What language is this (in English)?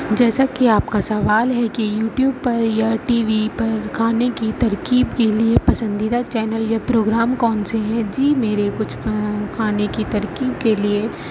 Urdu